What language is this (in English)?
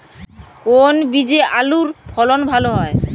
Bangla